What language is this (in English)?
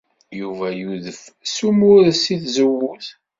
Kabyle